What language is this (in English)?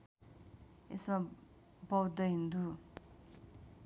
Nepali